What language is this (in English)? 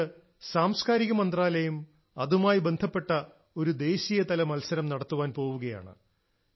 Malayalam